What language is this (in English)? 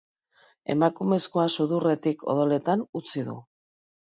Basque